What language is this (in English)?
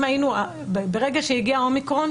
Hebrew